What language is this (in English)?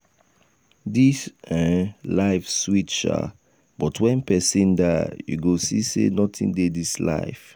Nigerian Pidgin